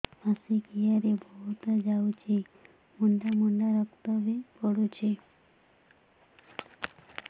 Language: Odia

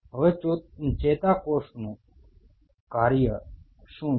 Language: Gujarati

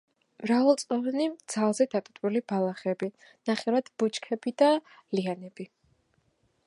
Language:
Georgian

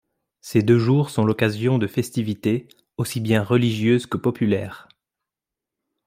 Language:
French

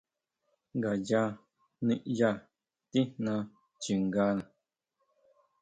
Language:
Huautla Mazatec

